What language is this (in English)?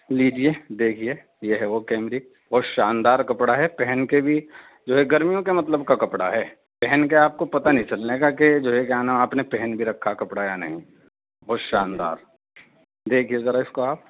Urdu